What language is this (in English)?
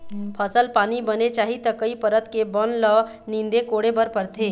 Chhattisgarhi